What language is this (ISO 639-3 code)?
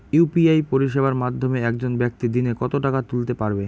ben